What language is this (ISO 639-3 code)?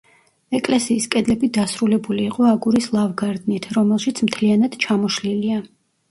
kat